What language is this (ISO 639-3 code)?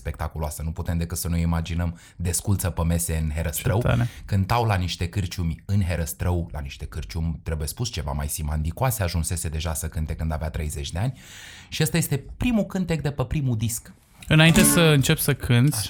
ron